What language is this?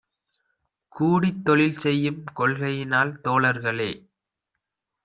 Tamil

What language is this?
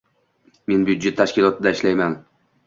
Uzbek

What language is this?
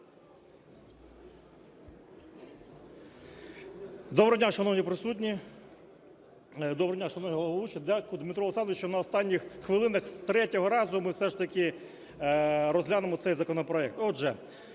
Ukrainian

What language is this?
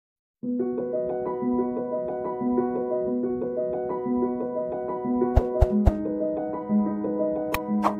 English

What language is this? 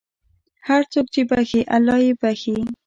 Pashto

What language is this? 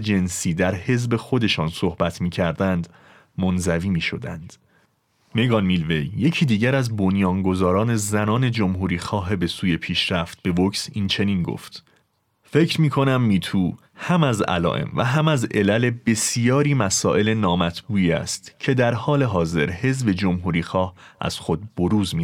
Persian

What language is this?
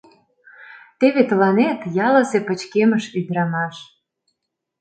Mari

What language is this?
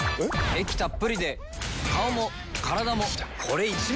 Japanese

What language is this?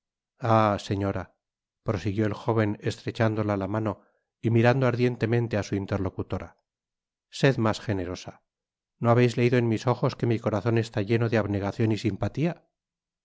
Spanish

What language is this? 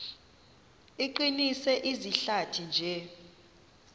Xhosa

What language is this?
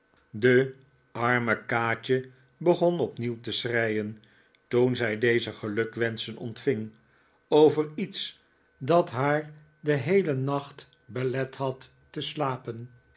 Dutch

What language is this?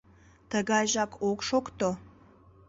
Mari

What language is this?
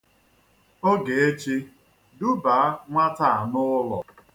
Igbo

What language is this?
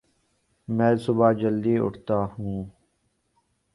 Urdu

